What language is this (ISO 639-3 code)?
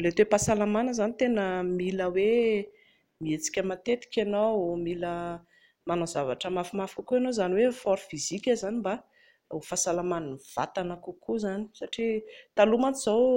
mlg